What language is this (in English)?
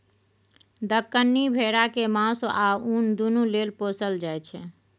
Maithili